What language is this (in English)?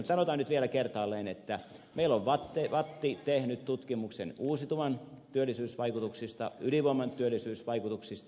Finnish